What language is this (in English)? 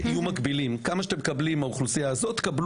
Hebrew